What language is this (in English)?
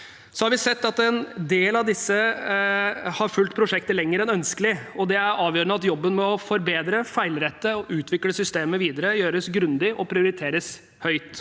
Norwegian